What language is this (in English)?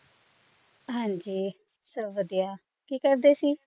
Punjabi